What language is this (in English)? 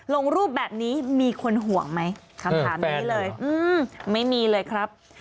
Thai